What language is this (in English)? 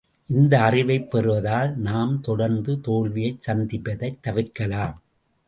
Tamil